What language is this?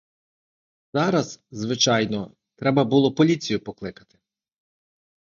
Ukrainian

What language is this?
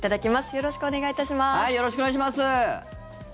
Japanese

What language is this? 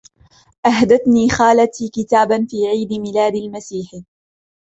Arabic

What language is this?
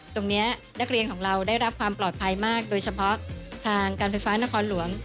Thai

